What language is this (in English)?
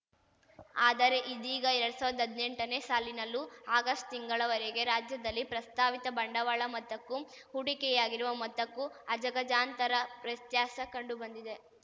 Kannada